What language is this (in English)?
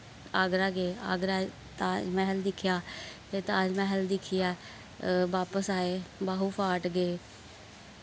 Dogri